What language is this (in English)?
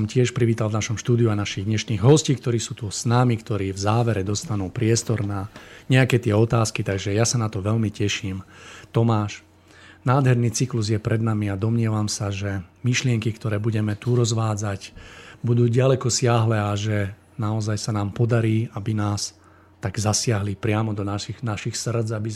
Slovak